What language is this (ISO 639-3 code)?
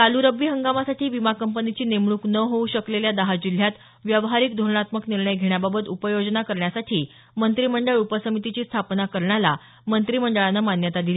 mar